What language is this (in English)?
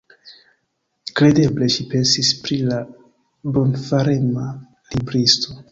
Esperanto